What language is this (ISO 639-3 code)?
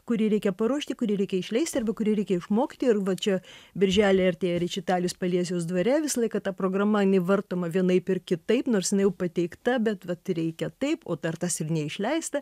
lit